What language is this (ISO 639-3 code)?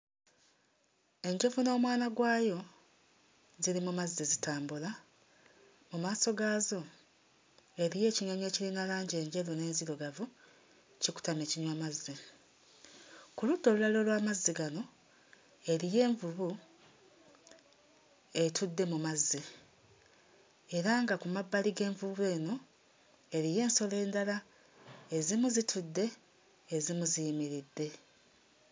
lug